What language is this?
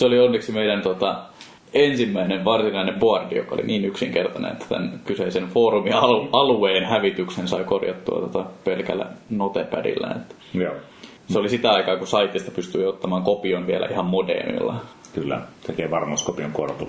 Finnish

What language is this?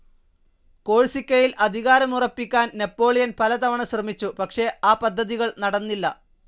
Malayalam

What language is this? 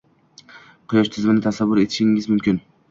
Uzbek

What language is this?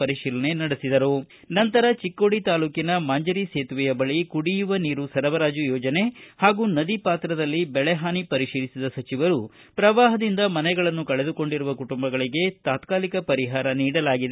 Kannada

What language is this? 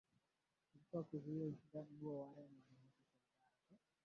Swahili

